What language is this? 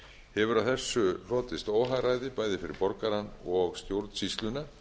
Icelandic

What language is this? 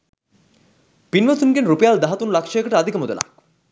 Sinhala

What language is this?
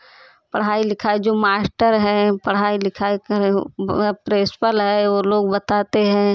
Hindi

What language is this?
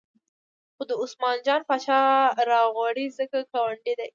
Pashto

